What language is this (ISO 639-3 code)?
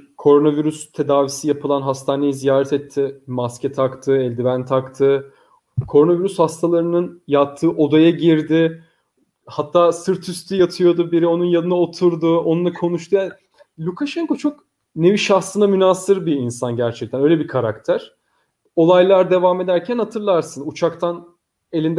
tur